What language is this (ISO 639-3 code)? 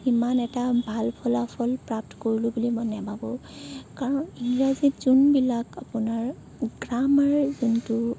asm